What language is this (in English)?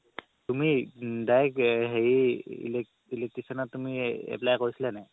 Assamese